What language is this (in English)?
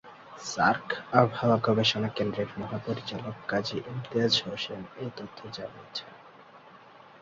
Bangla